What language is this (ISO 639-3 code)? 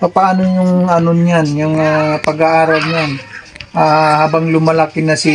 fil